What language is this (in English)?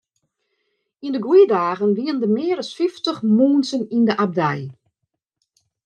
Western Frisian